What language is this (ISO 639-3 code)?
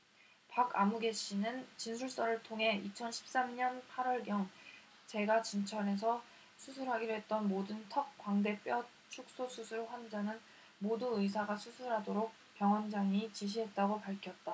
kor